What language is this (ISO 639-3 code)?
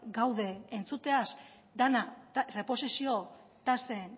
eus